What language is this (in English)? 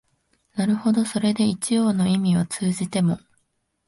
Japanese